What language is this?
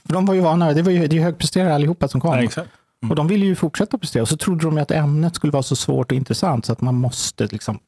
Swedish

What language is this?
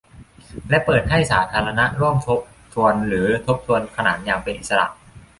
Thai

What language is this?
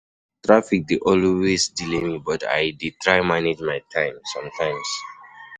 Nigerian Pidgin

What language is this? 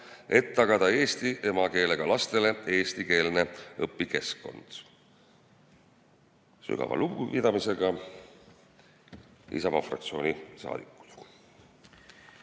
Estonian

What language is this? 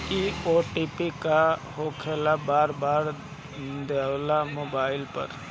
Bhojpuri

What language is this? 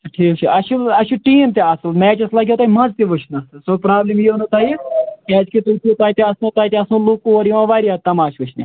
Kashmiri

